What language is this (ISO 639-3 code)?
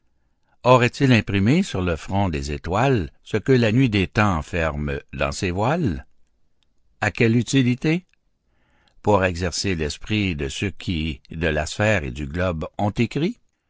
fra